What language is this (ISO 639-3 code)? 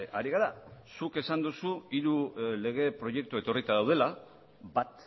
eus